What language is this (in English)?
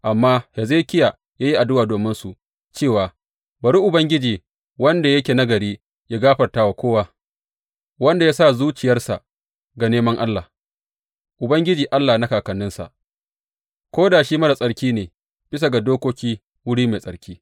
Hausa